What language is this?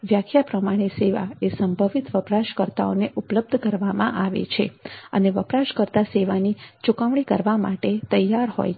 Gujarati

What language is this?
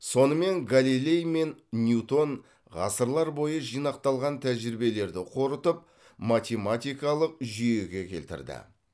Kazakh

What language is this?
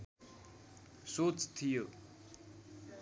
Nepali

